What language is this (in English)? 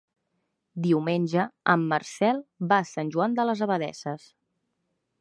Catalan